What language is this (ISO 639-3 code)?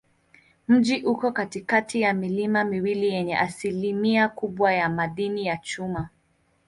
swa